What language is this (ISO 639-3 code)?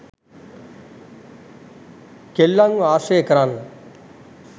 sin